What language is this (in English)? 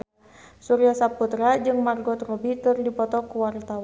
Sundanese